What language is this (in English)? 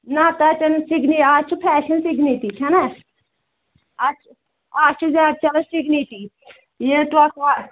Kashmiri